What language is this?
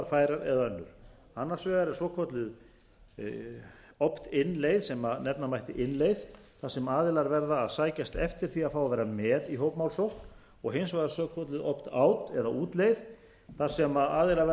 Icelandic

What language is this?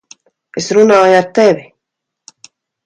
Latvian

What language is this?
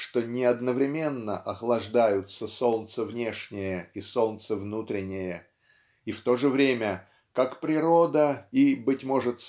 Russian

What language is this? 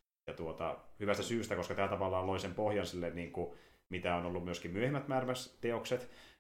Finnish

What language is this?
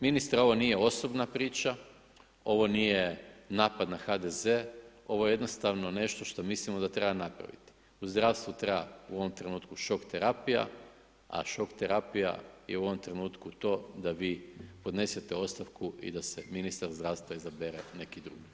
Croatian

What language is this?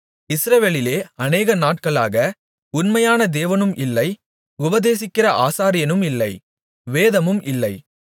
Tamil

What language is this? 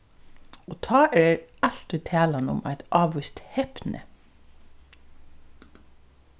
Faroese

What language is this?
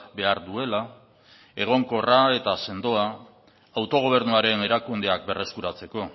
Basque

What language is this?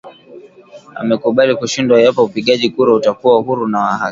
Swahili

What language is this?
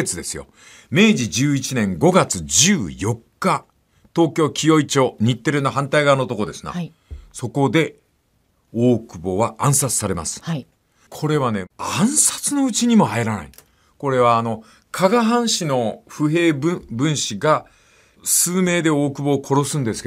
Japanese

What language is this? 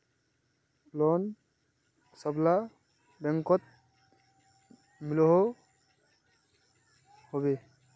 Magahi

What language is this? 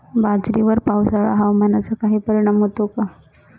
Marathi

